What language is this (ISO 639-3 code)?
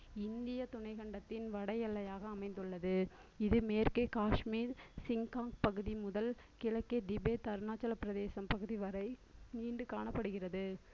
tam